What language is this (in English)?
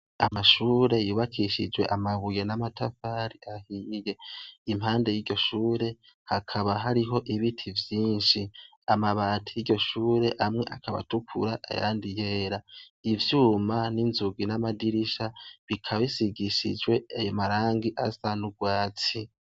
Rundi